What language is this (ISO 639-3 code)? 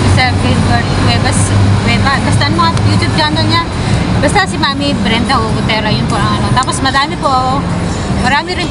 fil